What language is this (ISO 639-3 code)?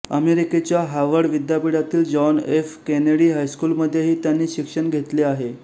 mar